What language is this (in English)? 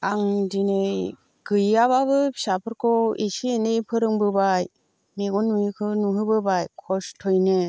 Bodo